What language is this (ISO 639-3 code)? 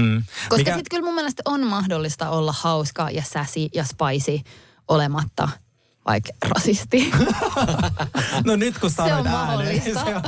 fin